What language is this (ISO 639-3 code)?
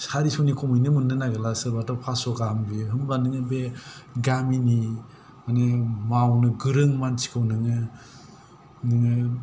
brx